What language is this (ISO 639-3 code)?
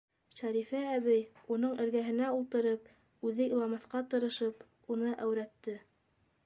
bak